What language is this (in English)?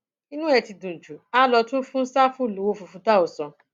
Yoruba